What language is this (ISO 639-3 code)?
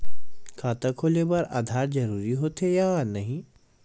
hne